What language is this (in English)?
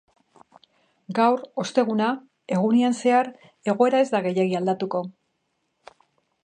Basque